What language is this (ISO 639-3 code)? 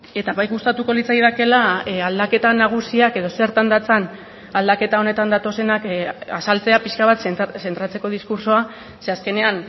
eus